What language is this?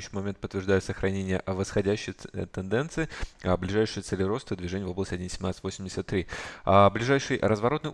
Russian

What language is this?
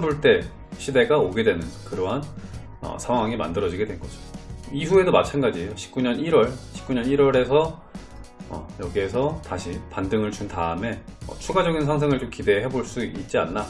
Korean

